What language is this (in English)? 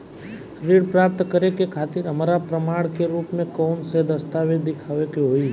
Bhojpuri